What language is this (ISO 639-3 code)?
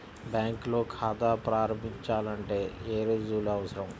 tel